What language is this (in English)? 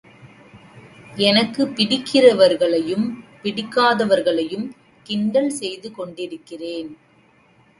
Tamil